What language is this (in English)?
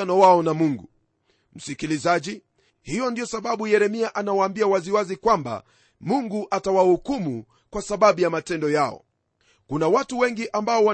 Swahili